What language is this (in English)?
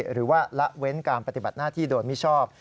Thai